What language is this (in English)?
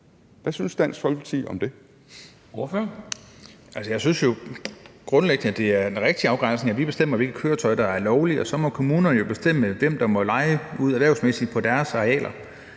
Danish